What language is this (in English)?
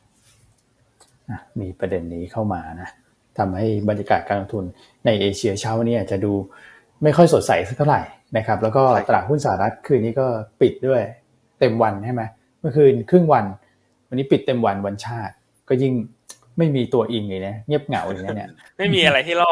Thai